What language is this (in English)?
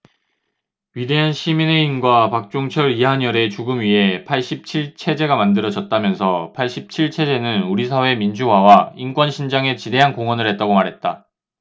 Korean